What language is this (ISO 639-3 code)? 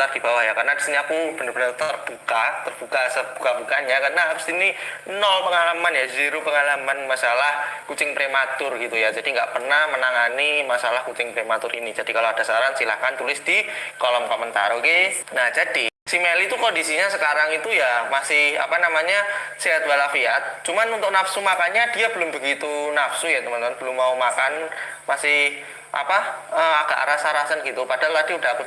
ind